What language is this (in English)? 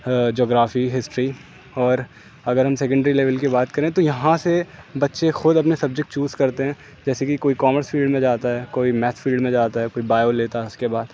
Urdu